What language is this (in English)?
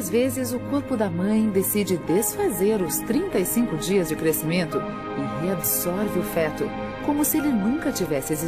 Portuguese